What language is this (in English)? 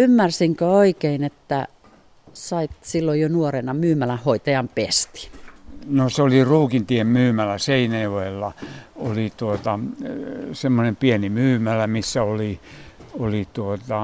Finnish